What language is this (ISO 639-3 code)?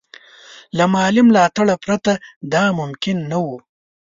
pus